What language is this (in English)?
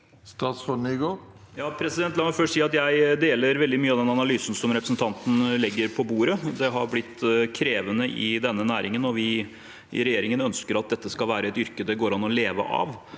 Norwegian